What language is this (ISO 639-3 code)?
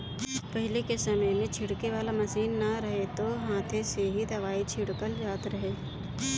bho